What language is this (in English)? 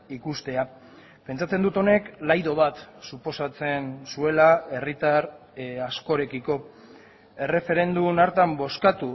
Basque